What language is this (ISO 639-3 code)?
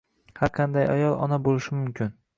uzb